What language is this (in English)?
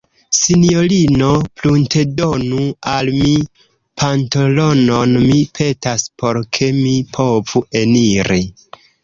Esperanto